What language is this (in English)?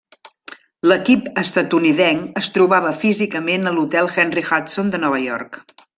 Catalan